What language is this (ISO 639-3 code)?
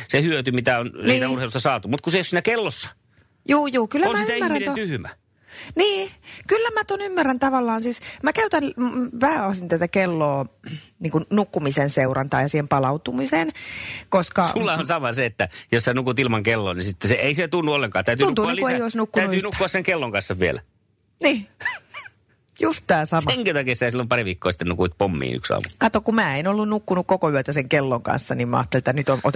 fin